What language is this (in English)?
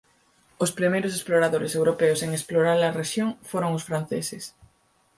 Galician